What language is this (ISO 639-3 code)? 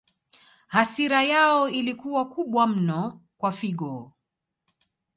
swa